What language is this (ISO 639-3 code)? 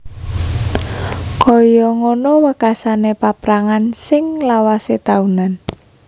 jav